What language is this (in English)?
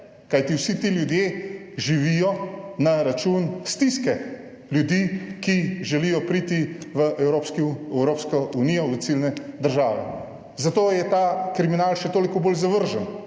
Slovenian